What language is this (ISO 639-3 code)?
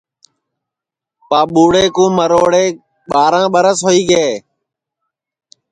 ssi